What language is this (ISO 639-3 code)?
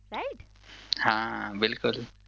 guj